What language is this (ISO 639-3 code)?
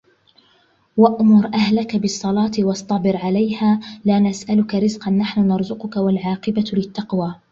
ara